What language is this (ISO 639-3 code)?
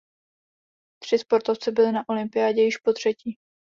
ces